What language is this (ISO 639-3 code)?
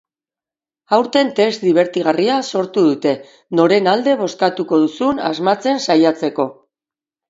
eus